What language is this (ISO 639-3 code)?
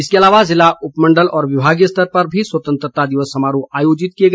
hin